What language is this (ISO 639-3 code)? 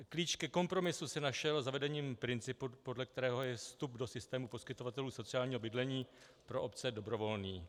ces